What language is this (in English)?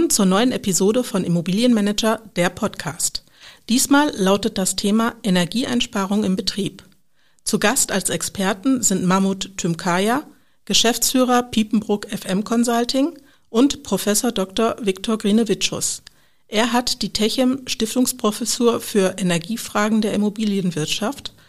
German